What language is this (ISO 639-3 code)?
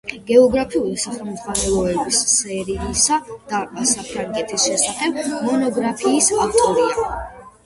kat